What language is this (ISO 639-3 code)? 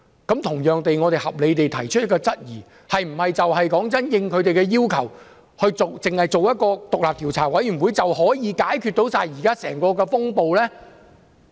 yue